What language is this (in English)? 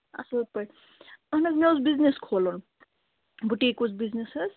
Kashmiri